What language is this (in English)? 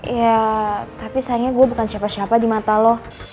Indonesian